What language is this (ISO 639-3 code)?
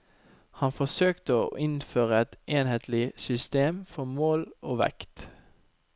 nor